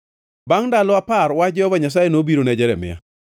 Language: Luo (Kenya and Tanzania)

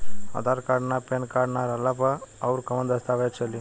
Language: Bhojpuri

